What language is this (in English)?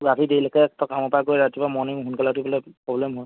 Assamese